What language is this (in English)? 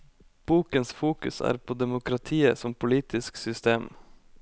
Norwegian